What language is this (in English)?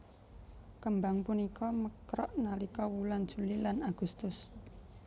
Javanese